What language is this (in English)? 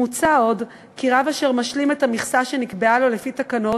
Hebrew